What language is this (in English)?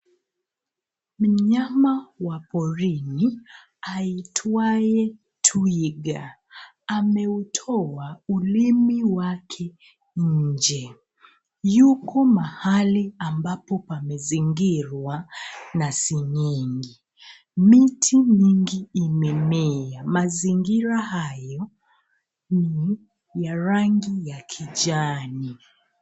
Swahili